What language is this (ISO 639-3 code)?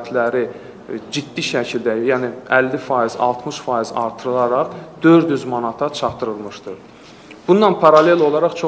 tur